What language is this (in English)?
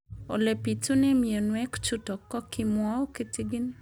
Kalenjin